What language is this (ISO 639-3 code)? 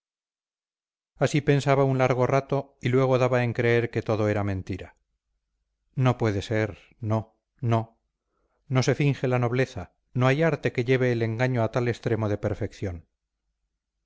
spa